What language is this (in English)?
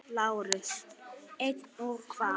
Icelandic